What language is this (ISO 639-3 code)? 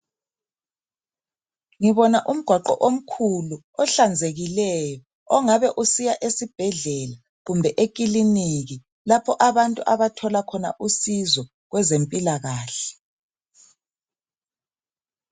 nde